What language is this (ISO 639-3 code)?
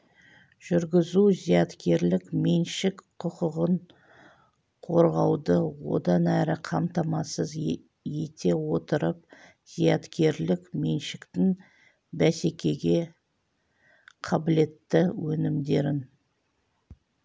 kaz